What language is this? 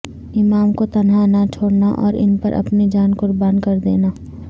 Urdu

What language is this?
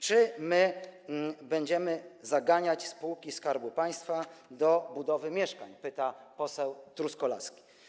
Polish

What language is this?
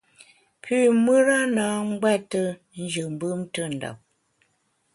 Bamun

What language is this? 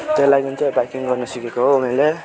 Nepali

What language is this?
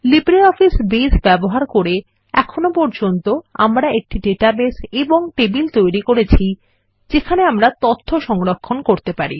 Bangla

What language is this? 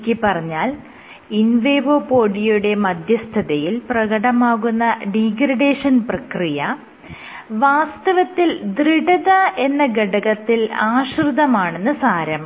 Malayalam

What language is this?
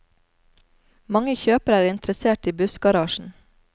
Norwegian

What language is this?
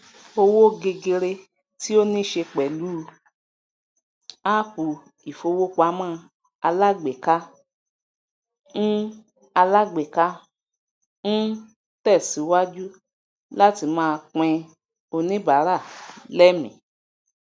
Yoruba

